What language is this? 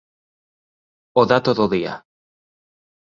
Galician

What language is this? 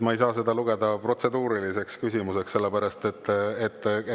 Estonian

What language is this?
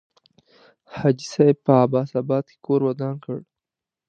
Pashto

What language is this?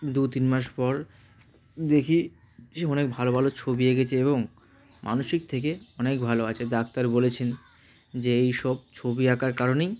Bangla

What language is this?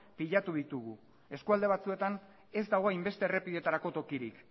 Basque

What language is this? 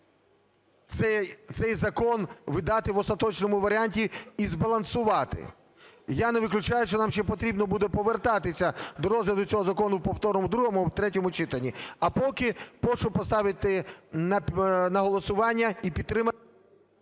Ukrainian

